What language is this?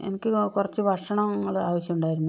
Malayalam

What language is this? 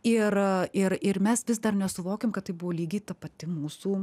Lithuanian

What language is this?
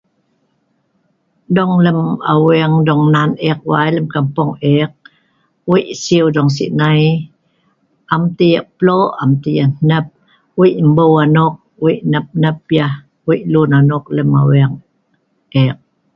Sa'ban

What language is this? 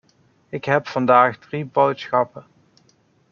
Dutch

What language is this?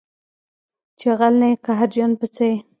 Pashto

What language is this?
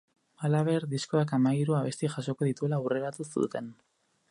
Basque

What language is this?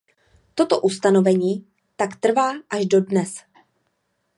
Czech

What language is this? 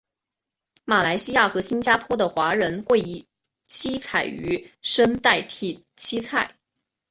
Chinese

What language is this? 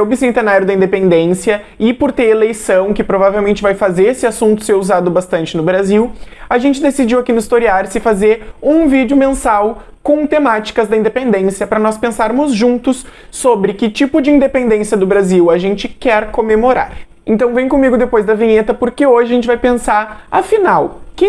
Portuguese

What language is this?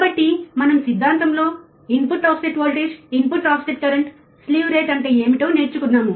Telugu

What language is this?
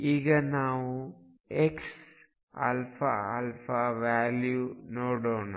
Kannada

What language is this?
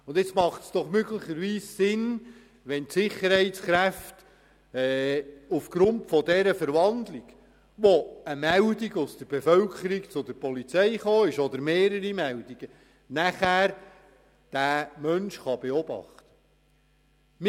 Swiss German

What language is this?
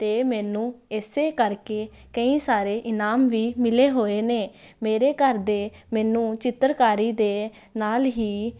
Punjabi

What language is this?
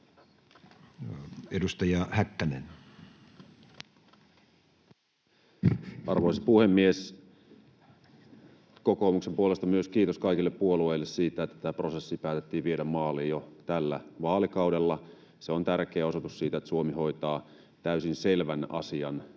Finnish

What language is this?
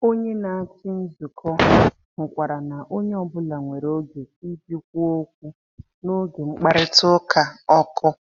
Igbo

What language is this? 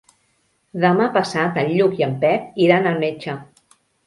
Catalan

